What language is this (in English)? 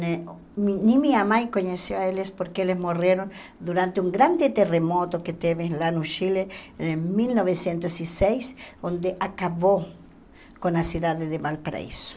Portuguese